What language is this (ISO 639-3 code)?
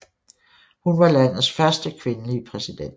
dan